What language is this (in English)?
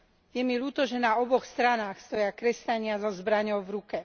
Slovak